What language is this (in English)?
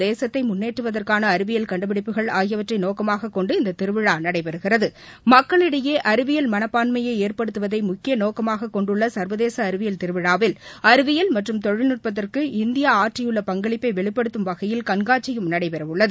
Tamil